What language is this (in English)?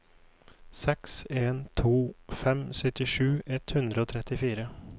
Norwegian